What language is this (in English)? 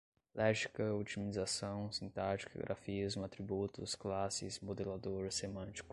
Portuguese